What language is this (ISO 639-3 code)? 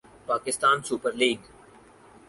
urd